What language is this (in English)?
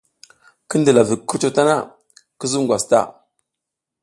South Giziga